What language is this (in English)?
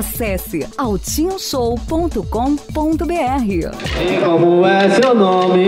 Portuguese